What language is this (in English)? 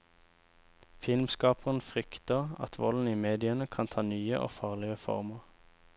Norwegian